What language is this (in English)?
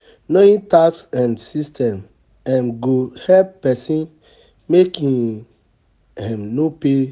Nigerian Pidgin